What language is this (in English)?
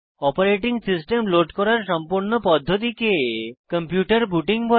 Bangla